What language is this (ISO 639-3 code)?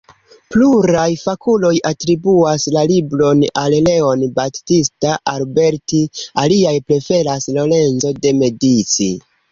epo